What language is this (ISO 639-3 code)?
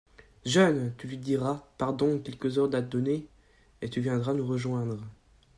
fra